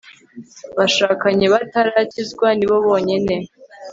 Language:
Kinyarwanda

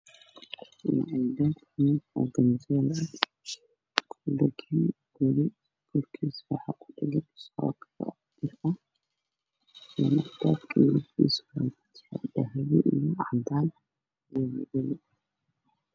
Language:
Somali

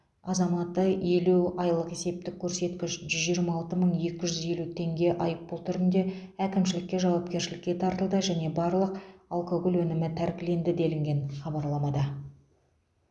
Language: Kazakh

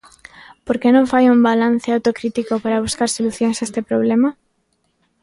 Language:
Galician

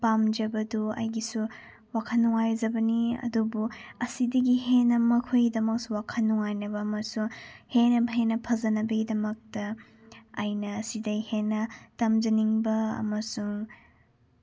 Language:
Manipuri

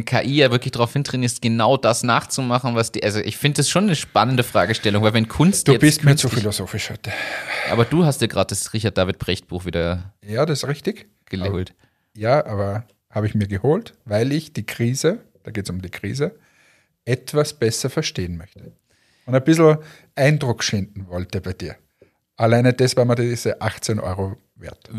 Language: German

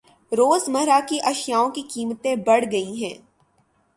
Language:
Urdu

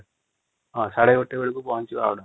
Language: Odia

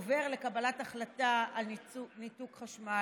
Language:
Hebrew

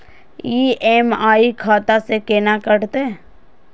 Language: Maithili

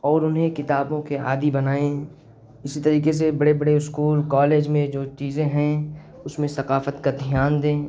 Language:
Urdu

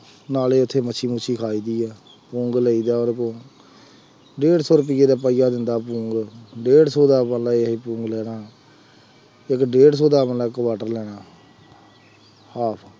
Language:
Punjabi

